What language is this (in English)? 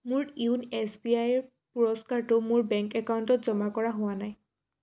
Assamese